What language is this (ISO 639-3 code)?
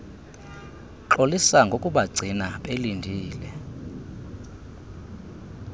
xho